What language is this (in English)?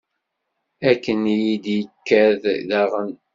Kabyle